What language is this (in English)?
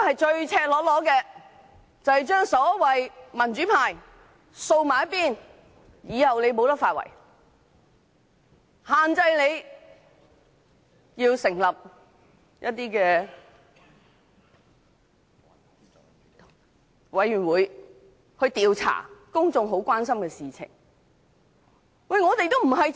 Cantonese